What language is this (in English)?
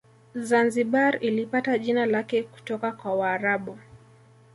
Swahili